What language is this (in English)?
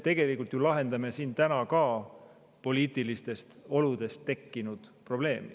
Estonian